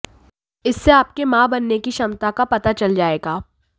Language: Hindi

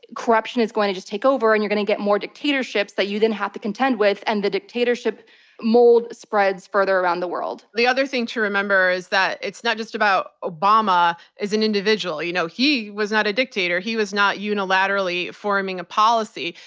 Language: English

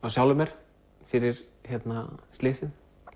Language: Icelandic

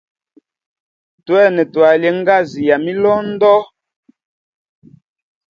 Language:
Hemba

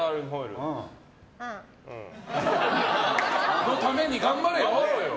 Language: Japanese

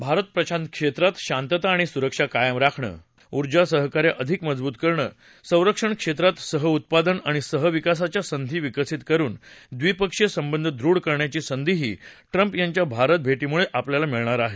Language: Marathi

